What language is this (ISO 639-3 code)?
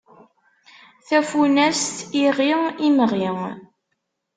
kab